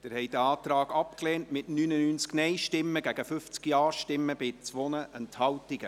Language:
Swiss German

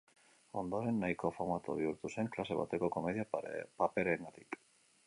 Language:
Basque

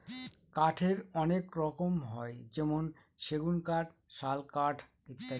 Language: Bangla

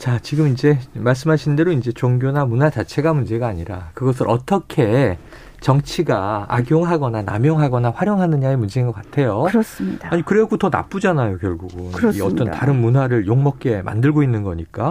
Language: Korean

